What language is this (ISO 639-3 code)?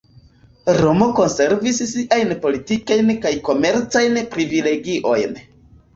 epo